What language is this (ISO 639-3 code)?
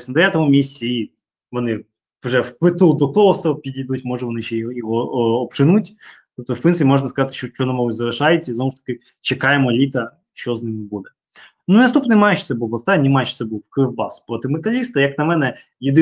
ukr